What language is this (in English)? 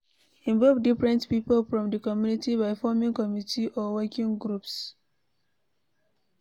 Nigerian Pidgin